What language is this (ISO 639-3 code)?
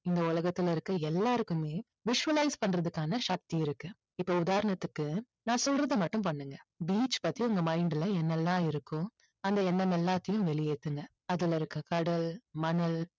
tam